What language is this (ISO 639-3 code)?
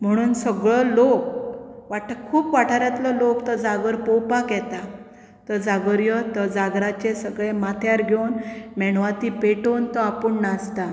kok